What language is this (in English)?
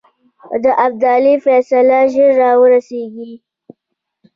Pashto